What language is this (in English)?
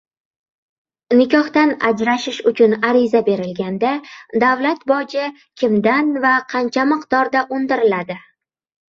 Uzbek